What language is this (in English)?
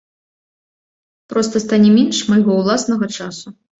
Belarusian